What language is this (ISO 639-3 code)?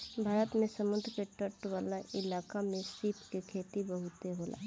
bho